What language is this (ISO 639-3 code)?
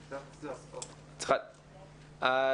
heb